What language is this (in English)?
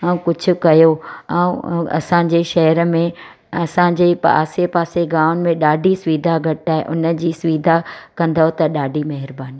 Sindhi